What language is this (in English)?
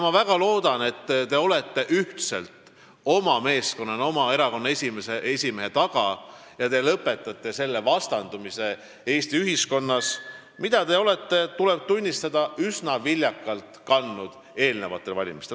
Estonian